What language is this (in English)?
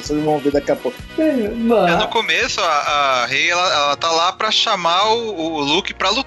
Portuguese